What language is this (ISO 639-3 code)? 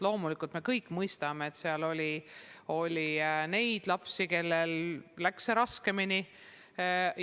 est